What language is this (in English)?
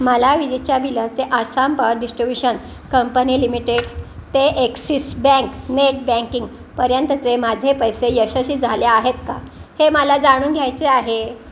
Marathi